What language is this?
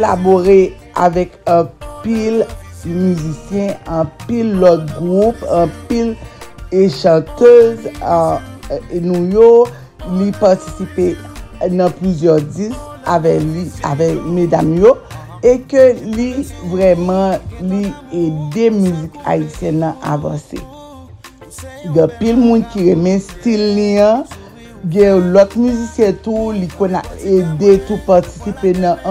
French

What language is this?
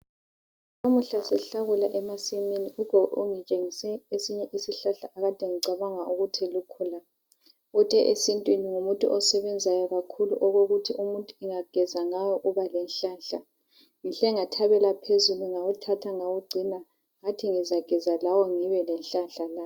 North Ndebele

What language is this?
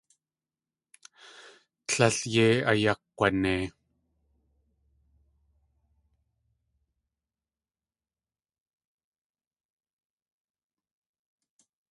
Tlingit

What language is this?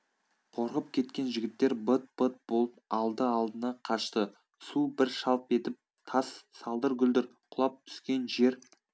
Kazakh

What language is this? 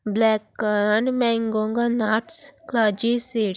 Konkani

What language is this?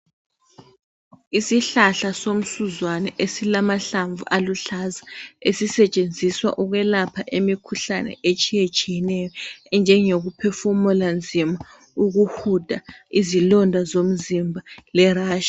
North Ndebele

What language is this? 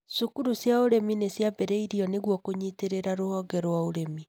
Kikuyu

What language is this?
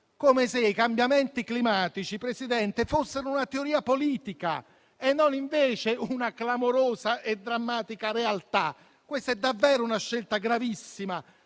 Italian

